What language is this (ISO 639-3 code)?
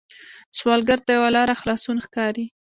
pus